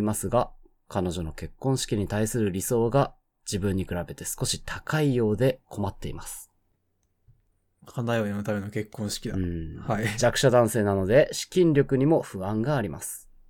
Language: Japanese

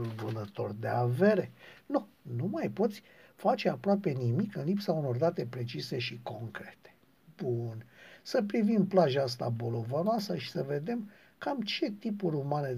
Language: Romanian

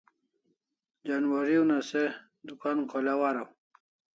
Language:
Kalasha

